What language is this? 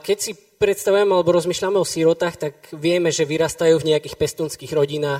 Slovak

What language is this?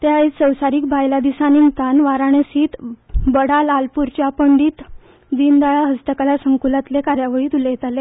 Konkani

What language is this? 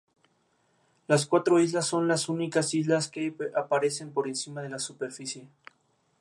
Spanish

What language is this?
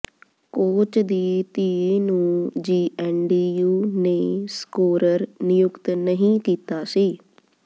Punjabi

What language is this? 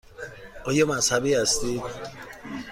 Persian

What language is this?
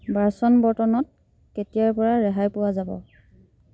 Assamese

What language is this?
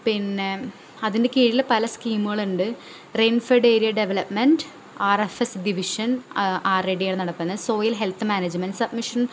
Malayalam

